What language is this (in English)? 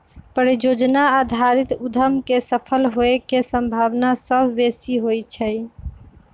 Magahi